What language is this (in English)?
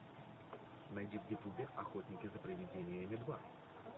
Russian